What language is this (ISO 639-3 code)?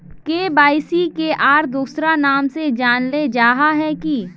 mag